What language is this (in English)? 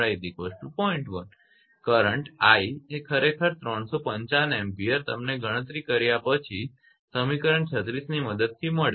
Gujarati